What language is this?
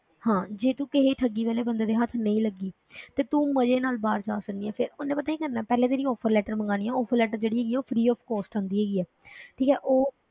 Punjabi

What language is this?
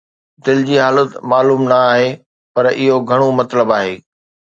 Sindhi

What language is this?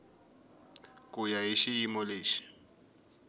Tsonga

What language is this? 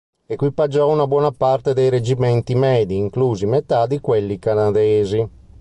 Italian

